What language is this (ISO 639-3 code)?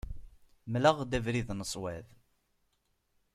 kab